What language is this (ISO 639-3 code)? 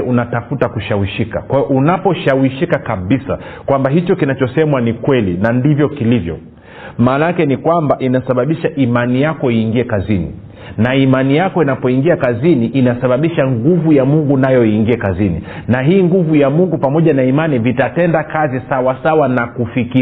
swa